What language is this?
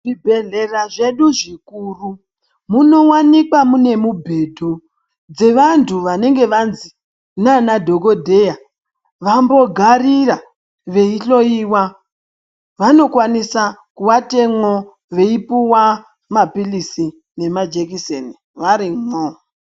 Ndau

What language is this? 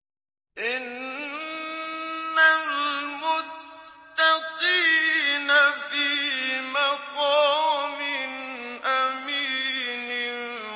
Arabic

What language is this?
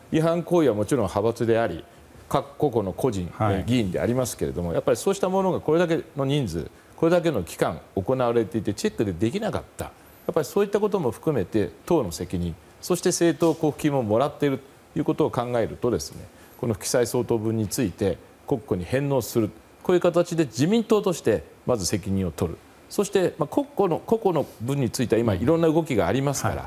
Japanese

